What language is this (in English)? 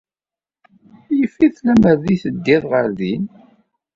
Kabyle